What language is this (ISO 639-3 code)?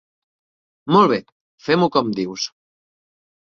cat